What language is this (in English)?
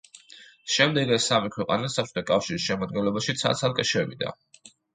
Georgian